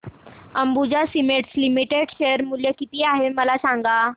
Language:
Marathi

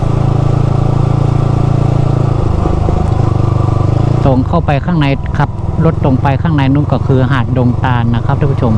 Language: Thai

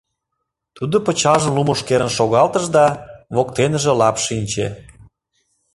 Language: Mari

